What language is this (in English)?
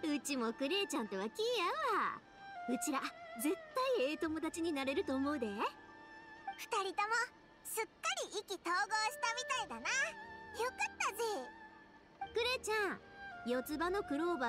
Japanese